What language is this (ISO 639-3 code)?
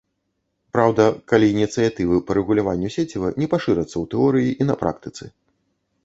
bel